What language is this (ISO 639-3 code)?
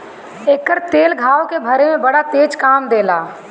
bho